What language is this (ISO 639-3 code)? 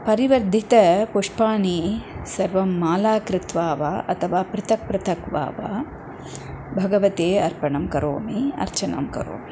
san